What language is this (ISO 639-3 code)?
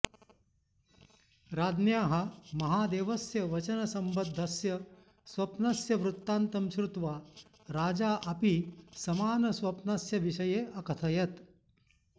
san